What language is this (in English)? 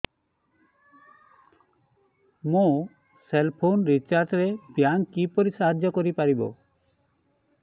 Odia